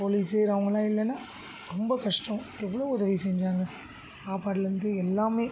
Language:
Tamil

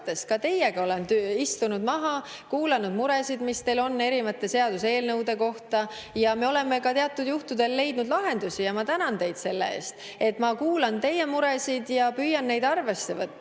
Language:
Estonian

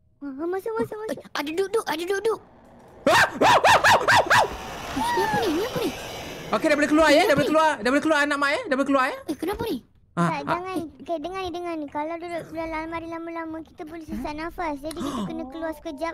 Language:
Malay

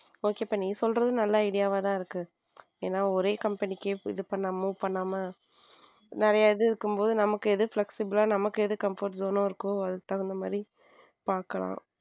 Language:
Tamil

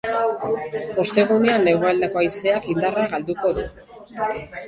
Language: Basque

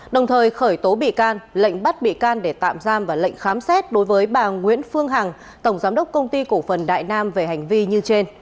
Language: Vietnamese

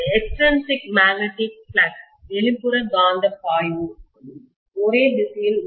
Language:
Tamil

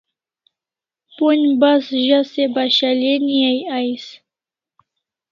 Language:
Kalasha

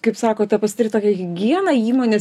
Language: Lithuanian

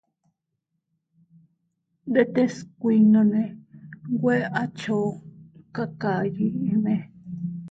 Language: Teutila Cuicatec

